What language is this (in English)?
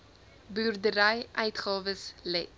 Afrikaans